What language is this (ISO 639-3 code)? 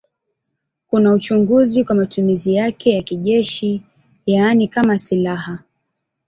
swa